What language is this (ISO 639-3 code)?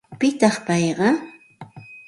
qxt